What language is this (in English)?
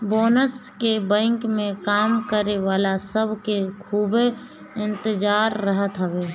Bhojpuri